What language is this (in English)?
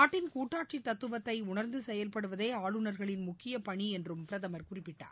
Tamil